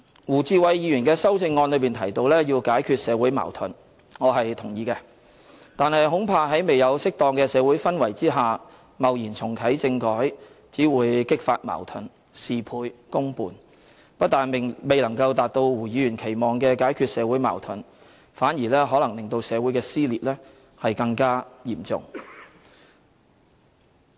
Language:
Cantonese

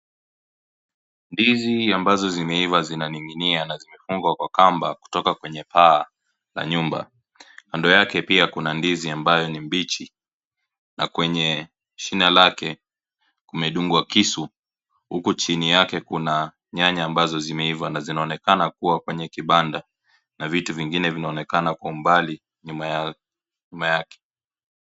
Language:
Swahili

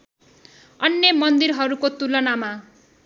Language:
Nepali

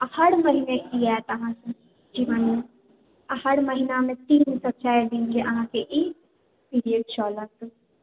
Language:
Maithili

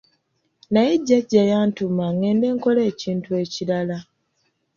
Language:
Ganda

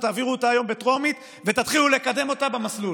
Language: Hebrew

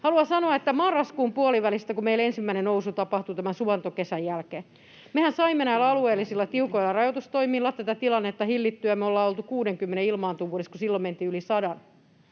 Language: Finnish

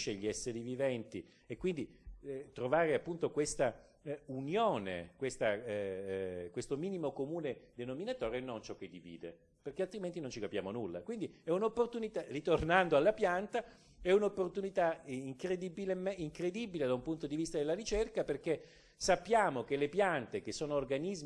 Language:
Italian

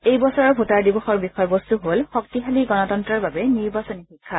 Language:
Assamese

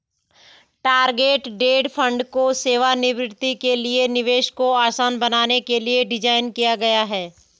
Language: Hindi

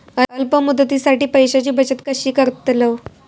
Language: Marathi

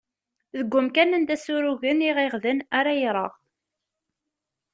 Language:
Kabyle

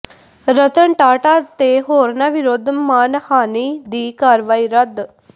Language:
Punjabi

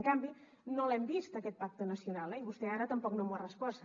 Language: Catalan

